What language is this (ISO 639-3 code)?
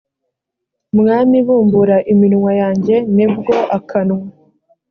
kin